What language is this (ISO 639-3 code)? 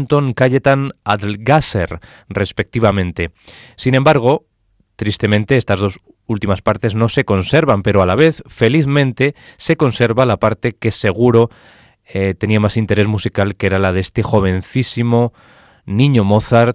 spa